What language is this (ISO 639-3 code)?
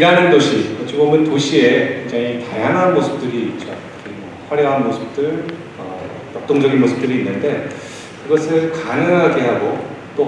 kor